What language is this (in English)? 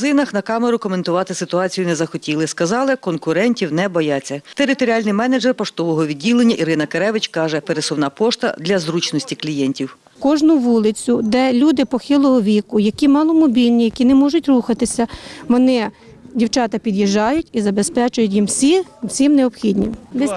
Ukrainian